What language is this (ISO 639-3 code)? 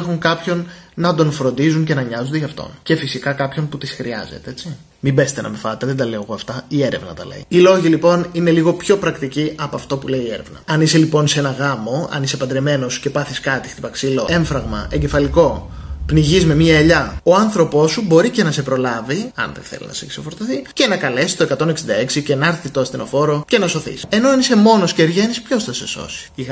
ell